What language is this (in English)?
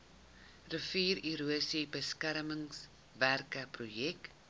Afrikaans